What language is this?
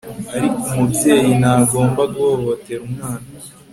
Kinyarwanda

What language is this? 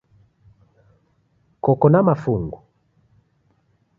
Taita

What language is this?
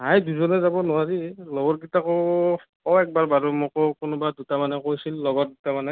Assamese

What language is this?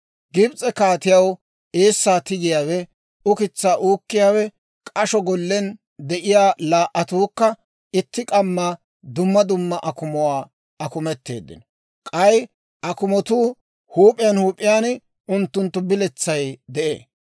Dawro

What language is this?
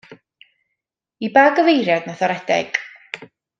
Welsh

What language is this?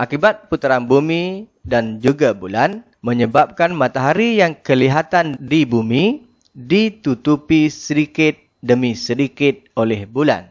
Malay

